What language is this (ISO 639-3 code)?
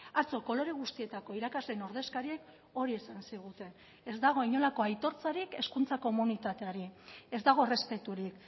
eus